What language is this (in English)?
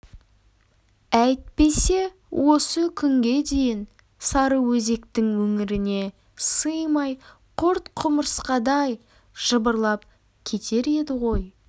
Kazakh